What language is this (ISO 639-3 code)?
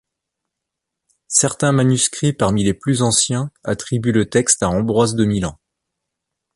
fra